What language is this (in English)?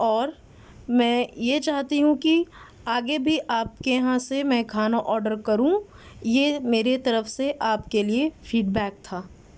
Urdu